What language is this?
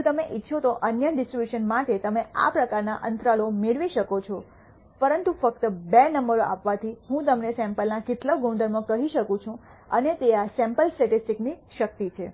Gujarati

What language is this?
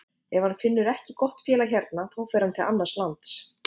Icelandic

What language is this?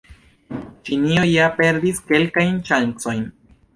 Esperanto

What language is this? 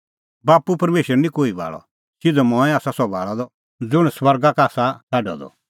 Kullu Pahari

